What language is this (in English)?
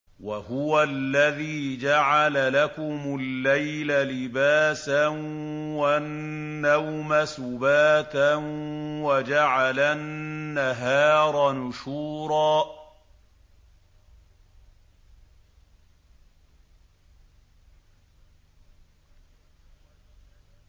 Arabic